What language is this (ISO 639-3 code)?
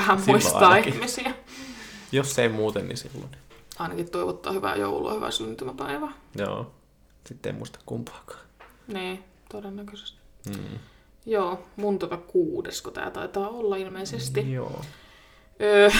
fin